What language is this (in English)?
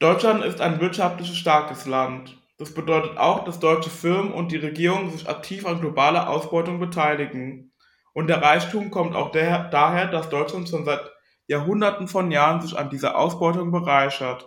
German